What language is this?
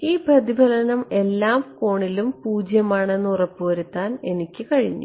Malayalam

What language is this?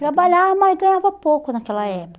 Portuguese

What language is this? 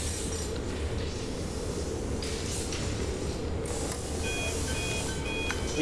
Vietnamese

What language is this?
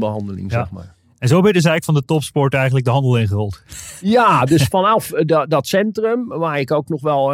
Dutch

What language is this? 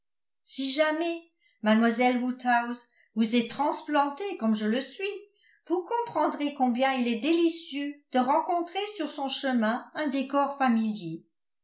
French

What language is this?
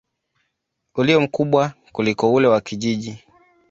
Swahili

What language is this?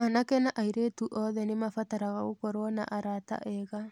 Kikuyu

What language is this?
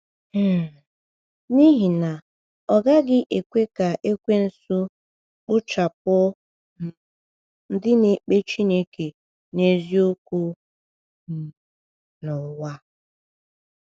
Igbo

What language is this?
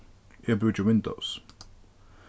Faroese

